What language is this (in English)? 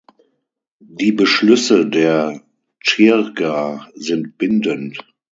German